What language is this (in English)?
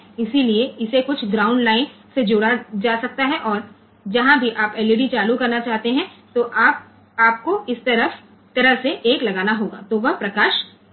Gujarati